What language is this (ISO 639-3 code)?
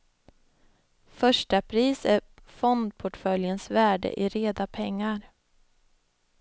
swe